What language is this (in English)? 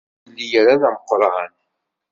Kabyle